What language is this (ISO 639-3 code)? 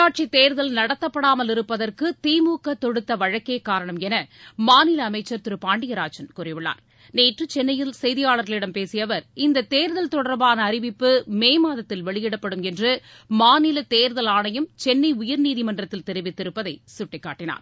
tam